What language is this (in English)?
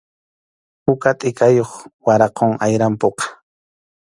Arequipa-La Unión Quechua